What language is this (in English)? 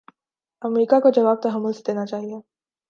Urdu